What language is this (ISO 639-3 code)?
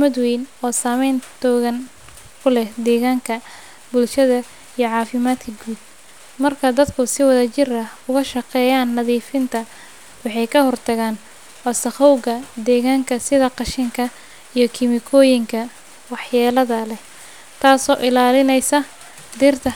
som